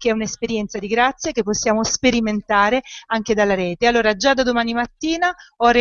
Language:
Italian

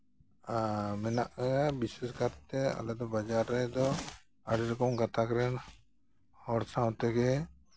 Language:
Santali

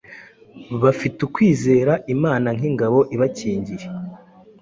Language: Kinyarwanda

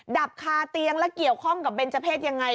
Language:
Thai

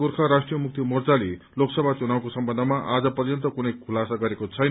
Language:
Nepali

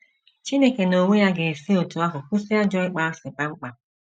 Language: Igbo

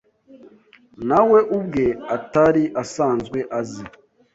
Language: Kinyarwanda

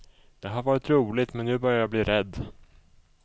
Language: Swedish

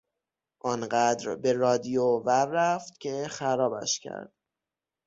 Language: Persian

